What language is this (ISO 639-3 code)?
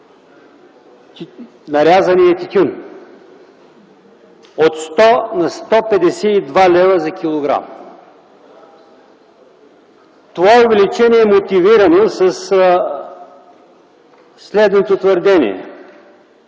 bul